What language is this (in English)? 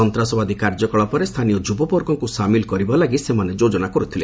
Odia